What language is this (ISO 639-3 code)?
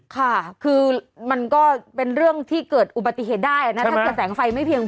tha